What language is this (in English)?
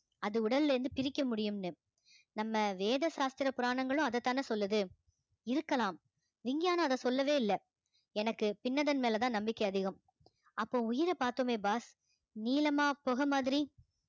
Tamil